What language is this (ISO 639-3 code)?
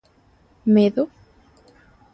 glg